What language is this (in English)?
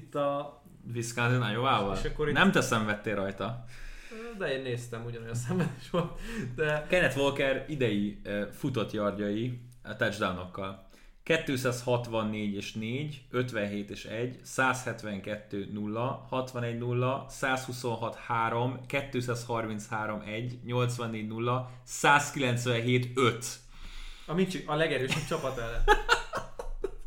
Hungarian